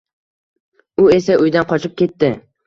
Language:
Uzbek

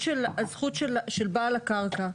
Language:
Hebrew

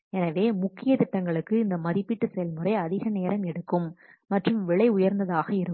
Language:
Tamil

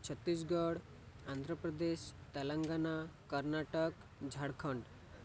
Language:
Odia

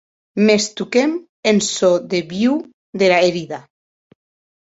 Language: Occitan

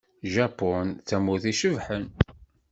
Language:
Kabyle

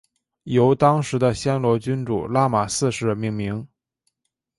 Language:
Chinese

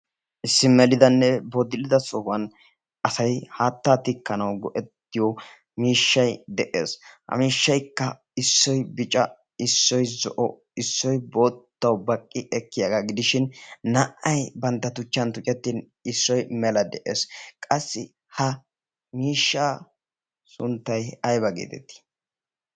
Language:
Wolaytta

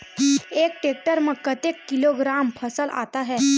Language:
Chhattisgarhi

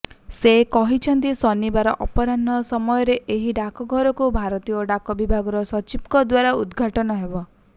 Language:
Odia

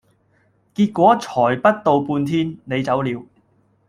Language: Cantonese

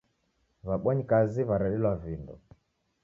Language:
Taita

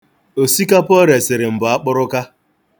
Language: Igbo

